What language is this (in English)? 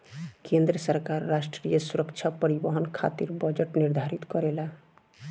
Bhojpuri